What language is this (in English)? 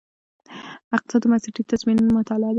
Pashto